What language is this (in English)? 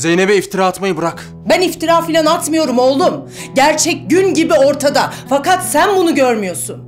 Turkish